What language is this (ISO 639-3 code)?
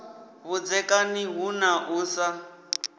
ven